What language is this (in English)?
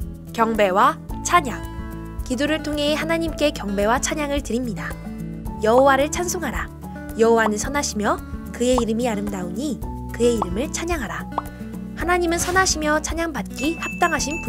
Korean